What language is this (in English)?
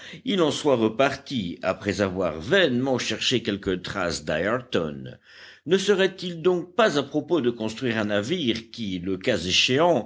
French